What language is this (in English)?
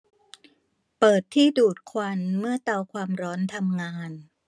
Thai